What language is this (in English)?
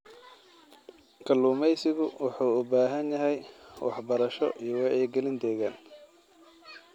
Somali